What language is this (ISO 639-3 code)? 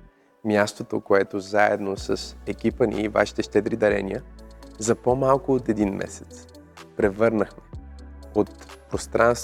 bul